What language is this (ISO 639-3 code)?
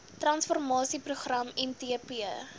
afr